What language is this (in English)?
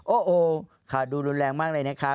Thai